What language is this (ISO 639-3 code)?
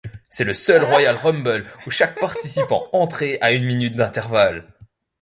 fra